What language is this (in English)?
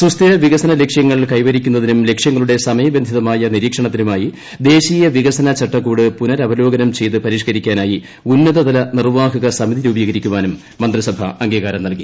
Malayalam